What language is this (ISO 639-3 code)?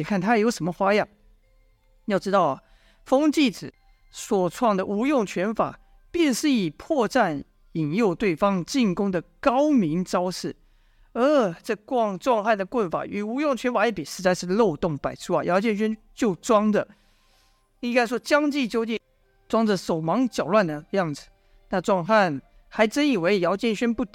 zho